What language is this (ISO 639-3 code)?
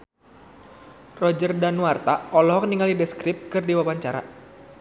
sun